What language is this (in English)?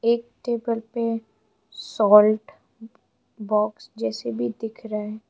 Hindi